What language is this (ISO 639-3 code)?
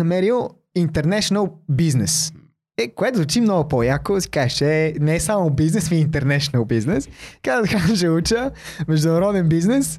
bul